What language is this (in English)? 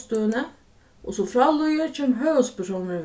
Faroese